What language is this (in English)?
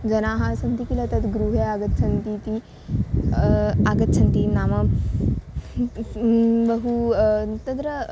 Sanskrit